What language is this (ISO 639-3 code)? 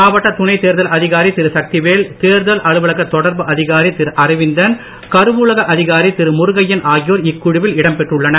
tam